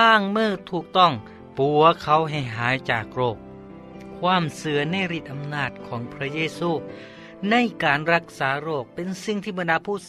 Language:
Thai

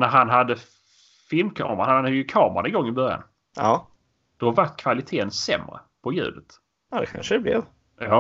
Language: Swedish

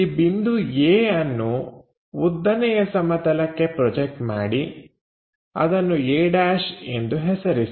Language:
Kannada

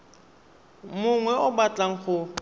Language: Tswana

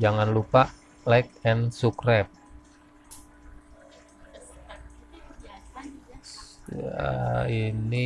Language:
Indonesian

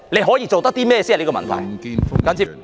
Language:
Cantonese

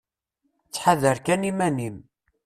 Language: Kabyle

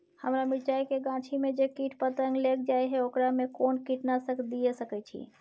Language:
Maithili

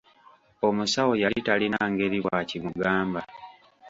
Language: Ganda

